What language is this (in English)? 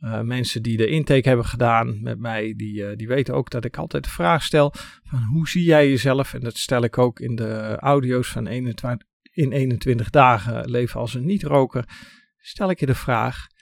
Dutch